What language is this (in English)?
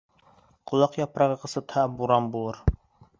Bashkir